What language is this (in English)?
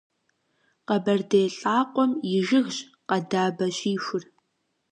Kabardian